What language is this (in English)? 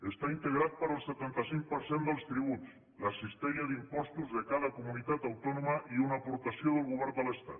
Catalan